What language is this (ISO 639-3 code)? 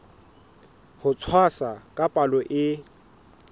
sot